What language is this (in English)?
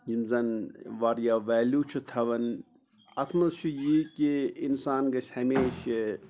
Kashmiri